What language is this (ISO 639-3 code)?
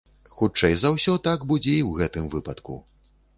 bel